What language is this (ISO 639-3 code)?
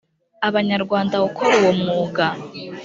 kin